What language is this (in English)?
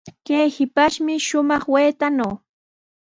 Sihuas Ancash Quechua